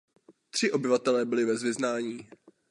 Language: Czech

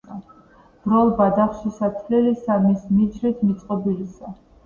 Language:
Georgian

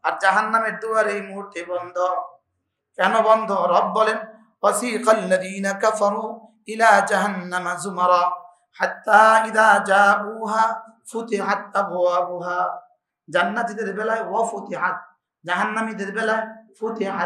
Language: Arabic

